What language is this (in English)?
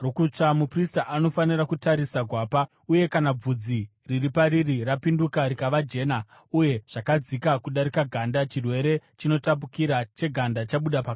Shona